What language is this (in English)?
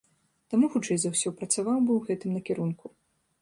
Belarusian